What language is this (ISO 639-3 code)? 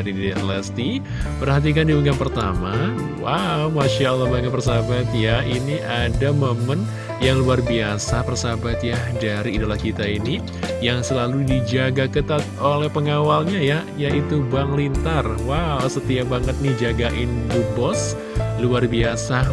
ind